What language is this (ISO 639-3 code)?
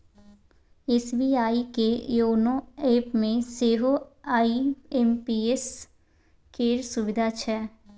mai